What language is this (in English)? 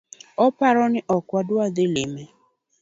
Luo (Kenya and Tanzania)